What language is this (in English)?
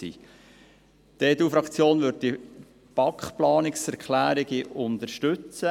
Swiss German